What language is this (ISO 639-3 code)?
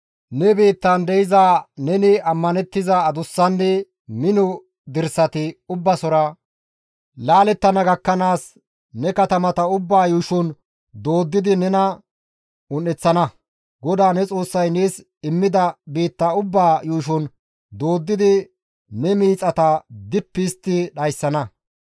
gmv